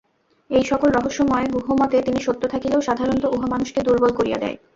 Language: Bangla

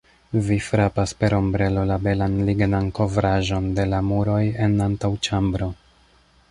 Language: Esperanto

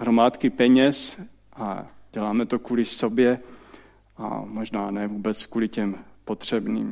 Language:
Czech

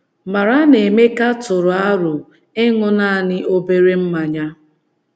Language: Igbo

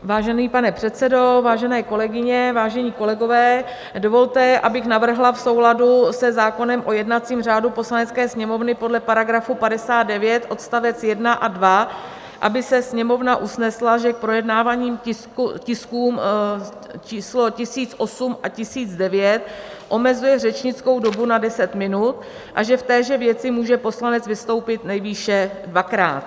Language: Czech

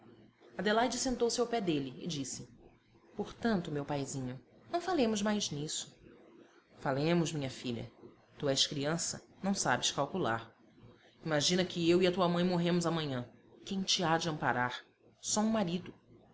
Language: Portuguese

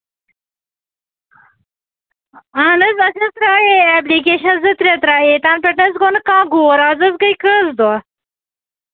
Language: Kashmiri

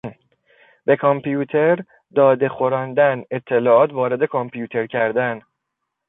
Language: Persian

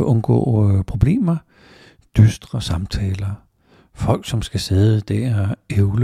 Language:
Danish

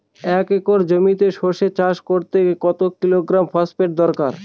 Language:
Bangla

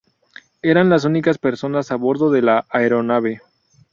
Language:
Spanish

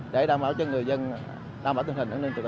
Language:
Vietnamese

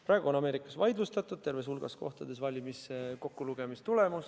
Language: Estonian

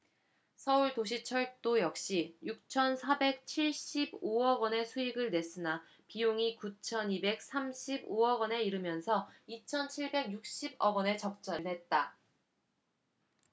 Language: Korean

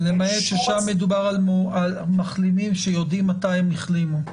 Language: Hebrew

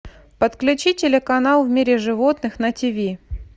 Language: Russian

